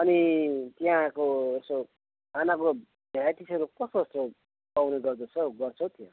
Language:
Nepali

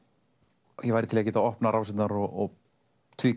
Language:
Icelandic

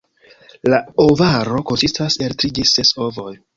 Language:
Esperanto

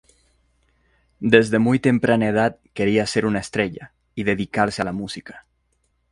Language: Spanish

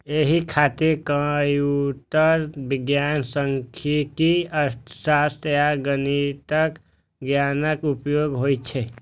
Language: Maithili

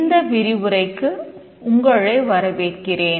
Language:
Tamil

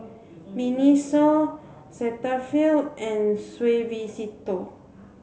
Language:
English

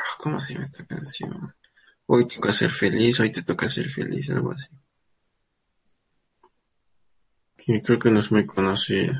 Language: Spanish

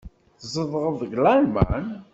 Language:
Kabyle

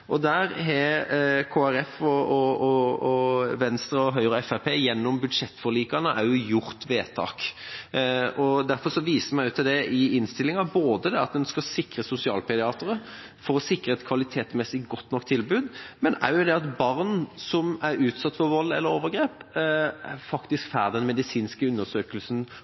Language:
Norwegian Bokmål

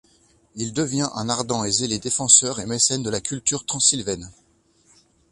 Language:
French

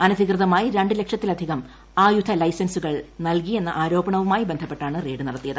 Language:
Malayalam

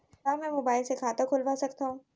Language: Chhattisgarhi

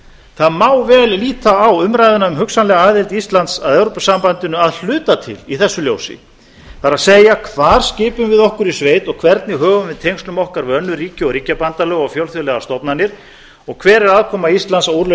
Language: Icelandic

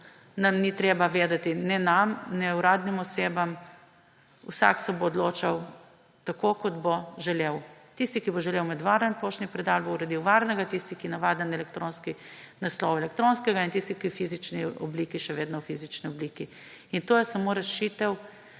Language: Slovenian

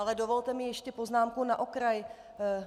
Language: Czech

